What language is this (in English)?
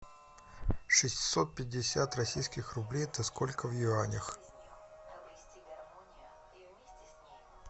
Russian